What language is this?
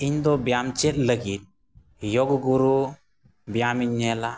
Santali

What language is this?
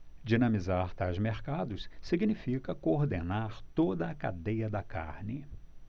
Portuguese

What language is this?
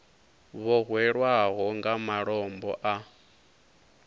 Venda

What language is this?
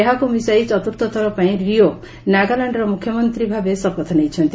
Odia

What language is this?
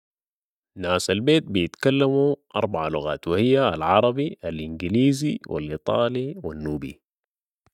Sudanese Arabic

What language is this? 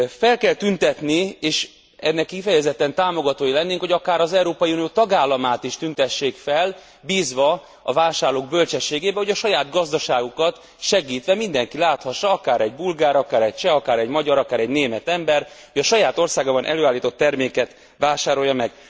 Hungarian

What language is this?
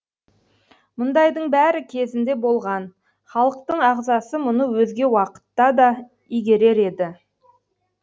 Kazakh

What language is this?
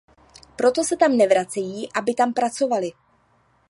Czech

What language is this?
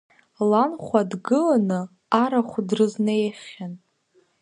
Abkhazian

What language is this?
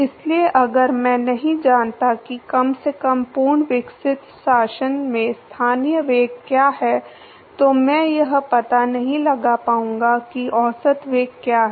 Hindi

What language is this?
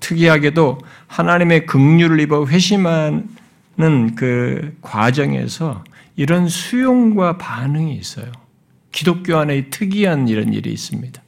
Korean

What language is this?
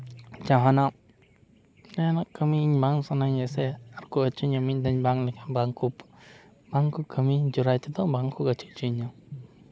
Santali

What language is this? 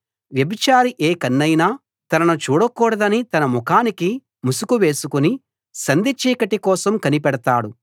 Telugu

